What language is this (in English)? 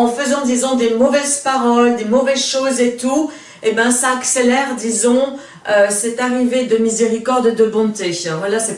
French